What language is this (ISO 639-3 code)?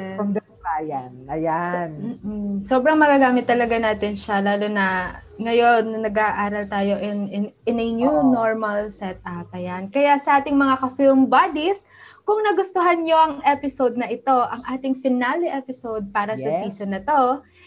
fil